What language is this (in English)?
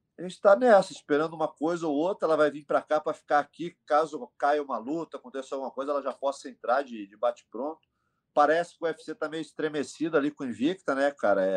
Portuguese